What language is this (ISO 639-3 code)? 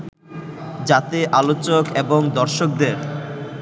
ben